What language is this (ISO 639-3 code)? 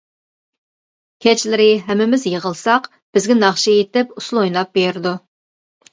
uig